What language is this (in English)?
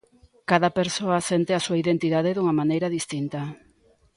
Galician